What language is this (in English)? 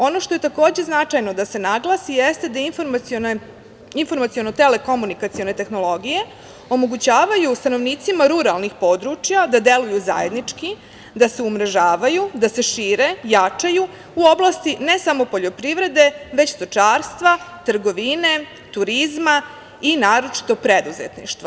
Serbian